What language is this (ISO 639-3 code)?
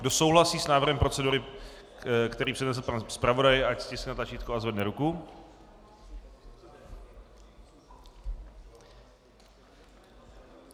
ces